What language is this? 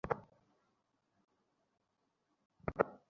Bangla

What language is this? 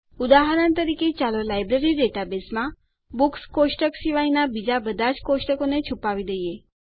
Gujarati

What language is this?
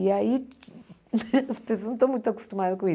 Portuguese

